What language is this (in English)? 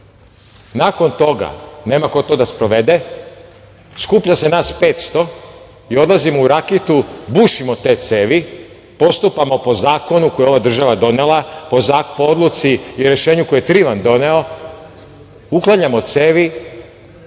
Serbian